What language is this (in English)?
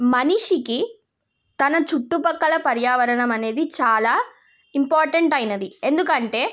Telugu